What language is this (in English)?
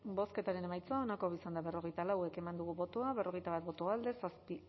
Basque